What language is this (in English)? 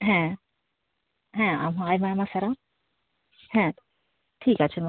Santali